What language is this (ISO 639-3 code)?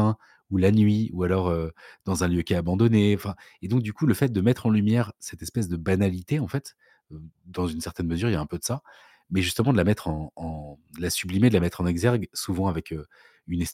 fra